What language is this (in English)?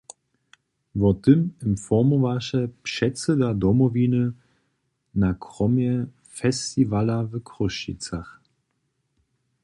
Upper Sorbian